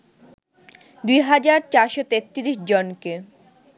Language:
Bangla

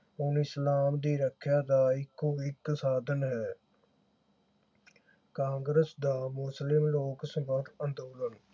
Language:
Punjabi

